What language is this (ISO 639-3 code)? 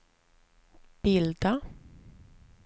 swe